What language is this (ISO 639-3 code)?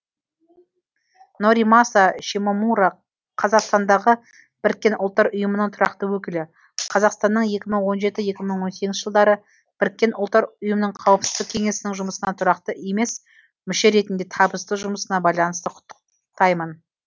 kaz